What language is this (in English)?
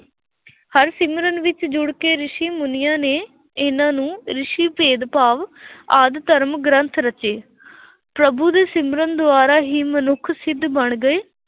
Punjabi